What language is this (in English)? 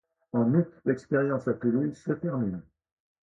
French